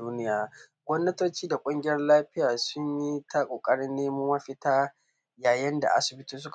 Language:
Hausa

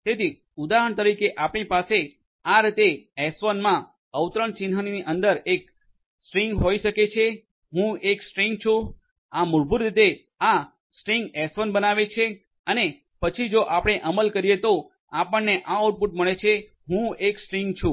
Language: Gujarati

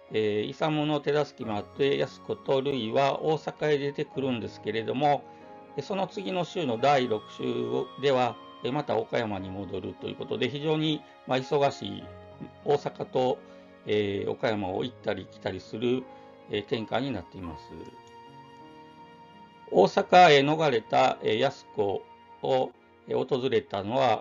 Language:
Japanese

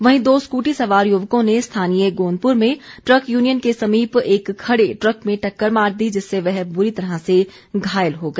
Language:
Hindi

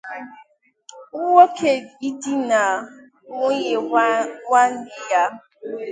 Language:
Igbo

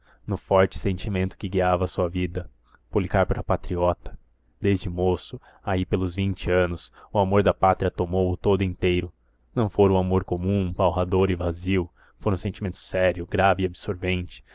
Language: Portuguese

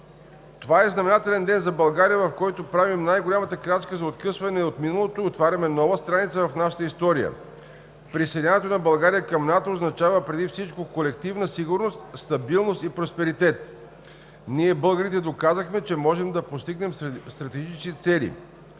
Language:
Bulgarian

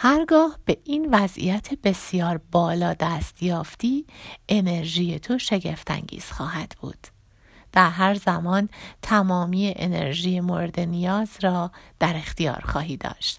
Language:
Persian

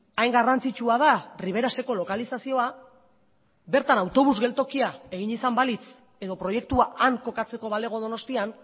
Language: Basque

